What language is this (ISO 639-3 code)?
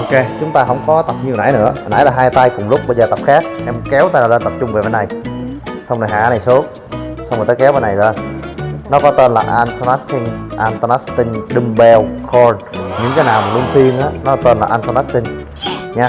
vie